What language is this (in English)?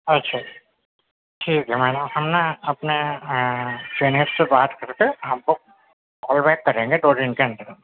Urdu